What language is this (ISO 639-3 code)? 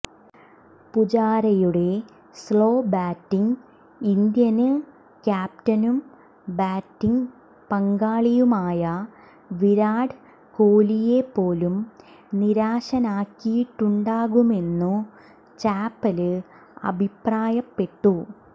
mal